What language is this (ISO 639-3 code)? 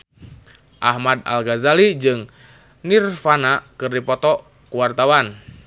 sun